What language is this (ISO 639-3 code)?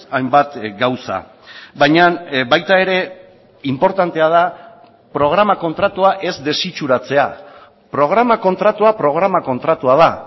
eus